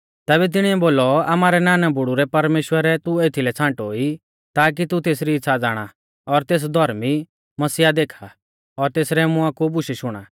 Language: Mahasu Pahari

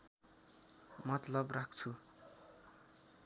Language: Nepali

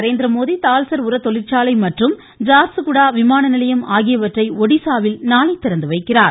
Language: Tamil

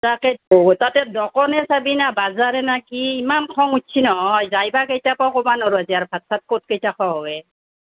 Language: Assamese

